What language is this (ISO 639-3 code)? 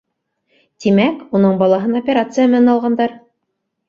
bak